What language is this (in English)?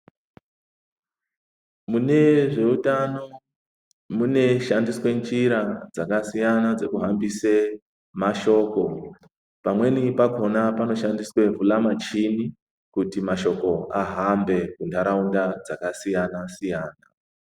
Ndau